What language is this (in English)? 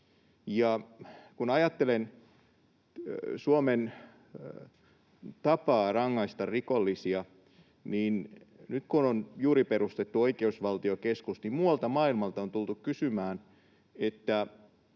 Finnish